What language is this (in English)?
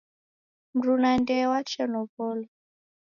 Taita